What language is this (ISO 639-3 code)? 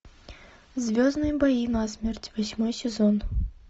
rus